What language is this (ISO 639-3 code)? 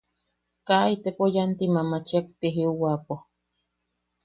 yaq